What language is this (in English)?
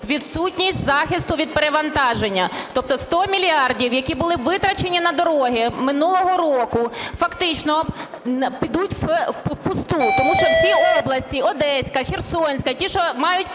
Ukrainian